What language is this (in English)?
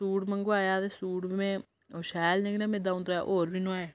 Dogri